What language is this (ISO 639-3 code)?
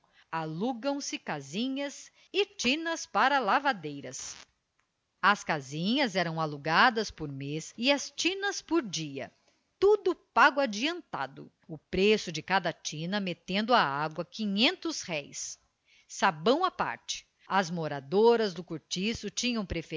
por